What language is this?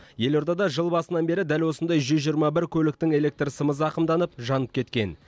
Kazakh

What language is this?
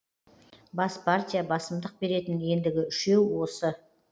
Kazakh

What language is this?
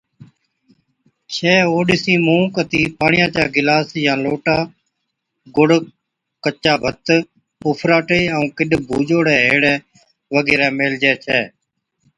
Od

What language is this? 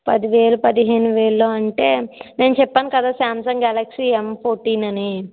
Telugu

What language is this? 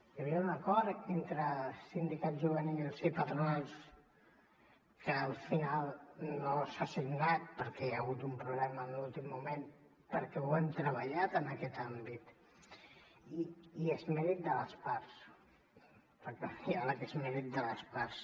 Catalan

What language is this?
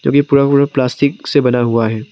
Hindi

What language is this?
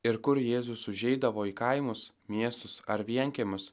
Lithuanian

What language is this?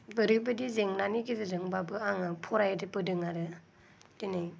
Bodo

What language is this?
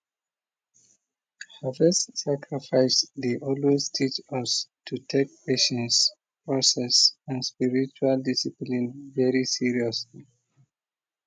Nigerian Pidgin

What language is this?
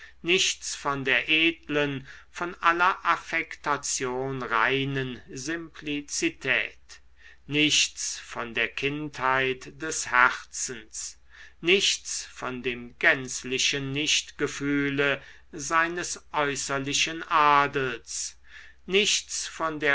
German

